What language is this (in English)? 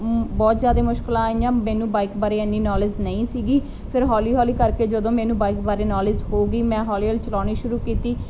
Punjabi